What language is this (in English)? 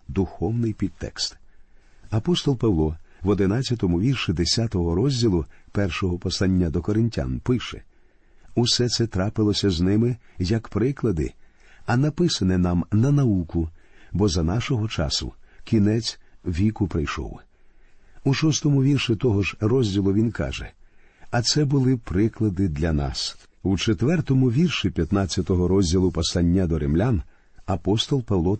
Ukrainian